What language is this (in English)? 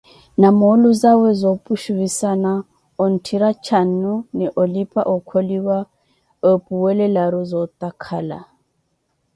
Koti